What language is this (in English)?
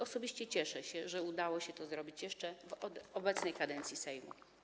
Polish